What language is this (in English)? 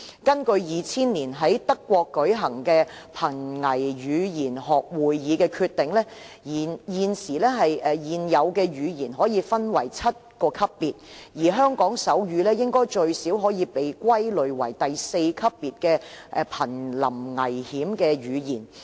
Cantonese